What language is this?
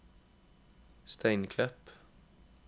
Norwegian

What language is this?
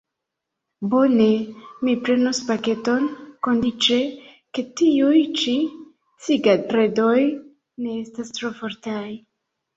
Esperanto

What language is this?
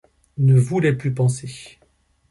French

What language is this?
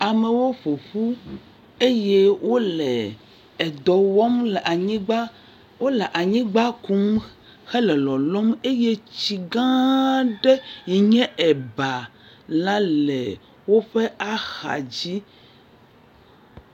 Ewe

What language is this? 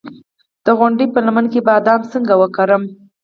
Pashto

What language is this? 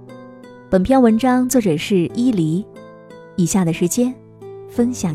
Chinese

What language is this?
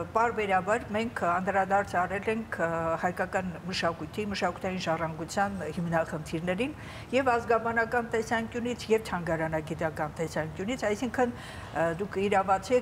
Romanian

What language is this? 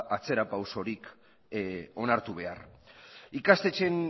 Basque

